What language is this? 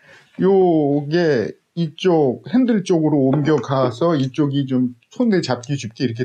Korean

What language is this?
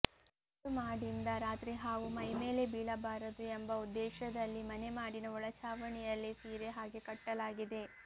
Kannada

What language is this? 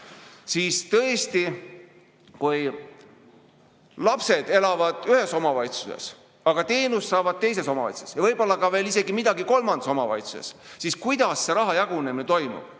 Estonian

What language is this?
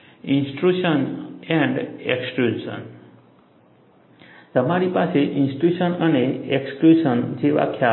Gujarati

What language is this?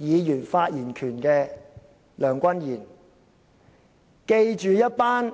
Cantonese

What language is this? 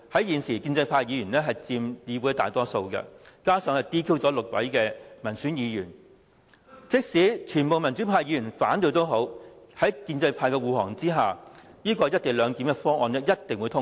Cantonese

